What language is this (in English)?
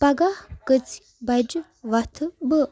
Kashmiri